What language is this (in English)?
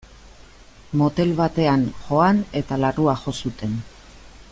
Basque